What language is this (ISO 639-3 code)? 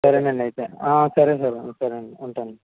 tel